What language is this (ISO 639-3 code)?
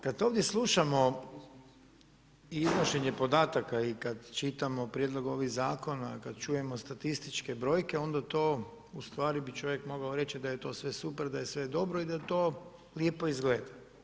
hrv